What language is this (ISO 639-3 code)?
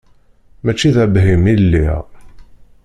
kab